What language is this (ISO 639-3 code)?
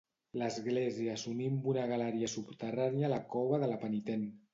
cat